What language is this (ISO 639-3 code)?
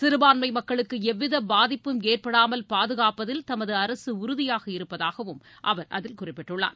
tam